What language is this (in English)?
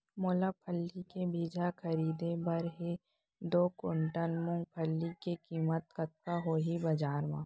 Chhattisgarhi